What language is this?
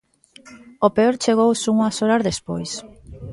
Galician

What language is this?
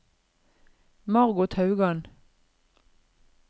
Norwegian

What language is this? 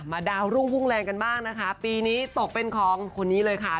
Thai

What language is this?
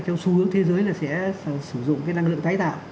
Vietnamese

